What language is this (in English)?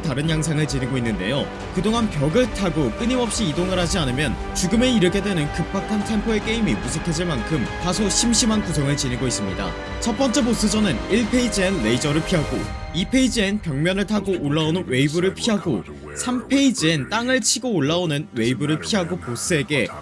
Korean